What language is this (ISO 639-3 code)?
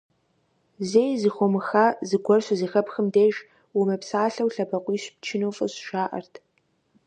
kbd